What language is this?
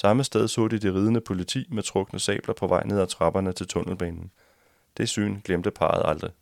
Danish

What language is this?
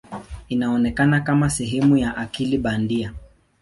Swahili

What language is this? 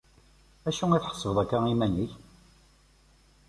Kabyle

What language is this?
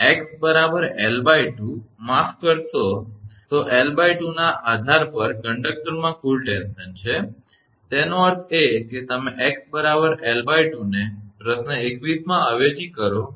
Gujarati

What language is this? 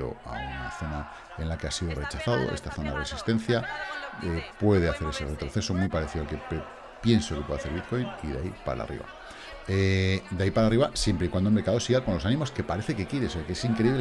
Spanish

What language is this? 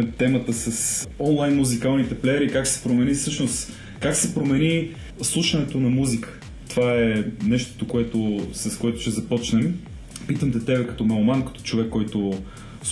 Bulgarian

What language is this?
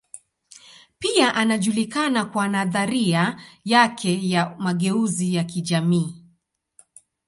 Swahili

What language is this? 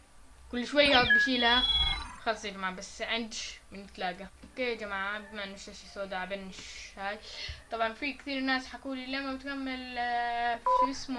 Arabic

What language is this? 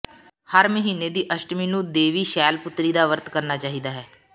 Punjabi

